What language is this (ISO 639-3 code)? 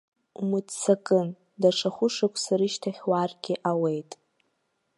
abk